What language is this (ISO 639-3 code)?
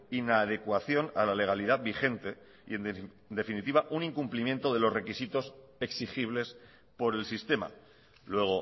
spa